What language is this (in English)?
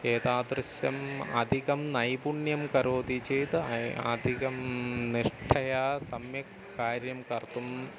Sanskrit